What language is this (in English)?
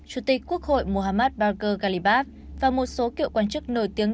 Vietnamese